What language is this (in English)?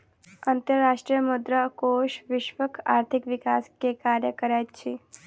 Maithili